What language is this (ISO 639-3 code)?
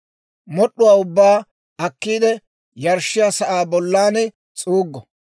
dwr